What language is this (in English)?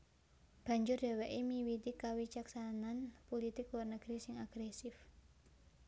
Javanese